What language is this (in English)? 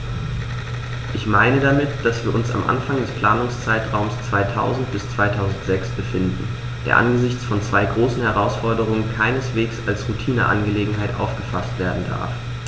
German